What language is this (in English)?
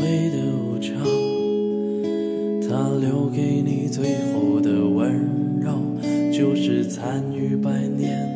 Chinese